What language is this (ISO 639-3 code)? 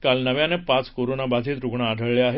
mar